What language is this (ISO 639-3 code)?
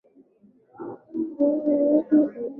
swa